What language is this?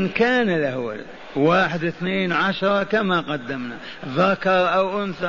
Arabic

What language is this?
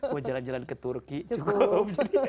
Indonesian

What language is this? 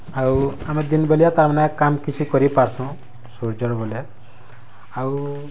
Odia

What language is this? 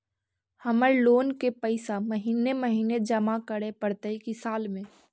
Magahi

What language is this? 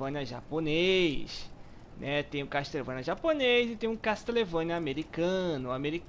Portuguese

